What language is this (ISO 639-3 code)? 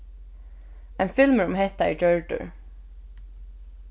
fao